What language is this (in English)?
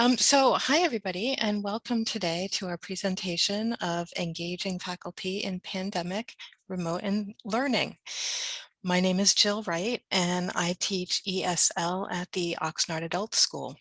English